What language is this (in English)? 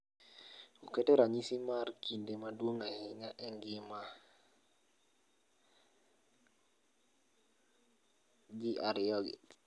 Luo (Kenya and Tanzania)